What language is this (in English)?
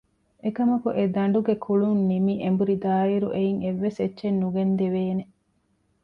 Divehi